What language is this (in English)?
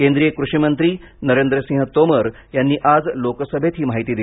Marathi